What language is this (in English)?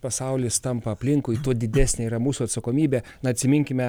Lithuanian